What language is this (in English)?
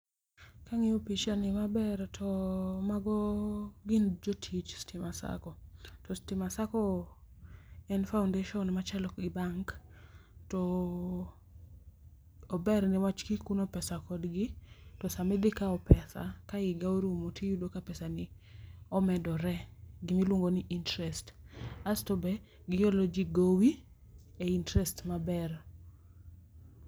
Luo (Kenya and Tanzania)